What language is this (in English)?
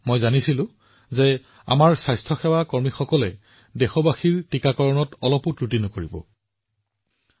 Assamese